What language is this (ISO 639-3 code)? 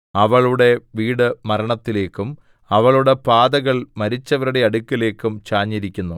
mal